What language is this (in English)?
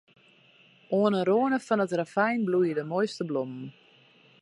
Western Frisian